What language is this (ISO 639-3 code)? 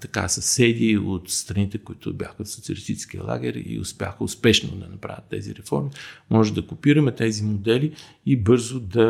bul